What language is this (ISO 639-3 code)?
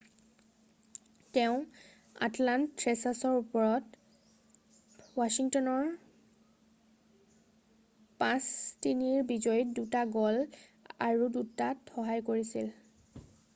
asm